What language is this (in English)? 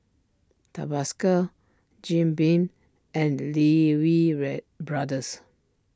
English